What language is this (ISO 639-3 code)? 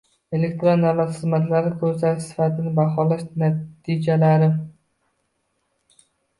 uzb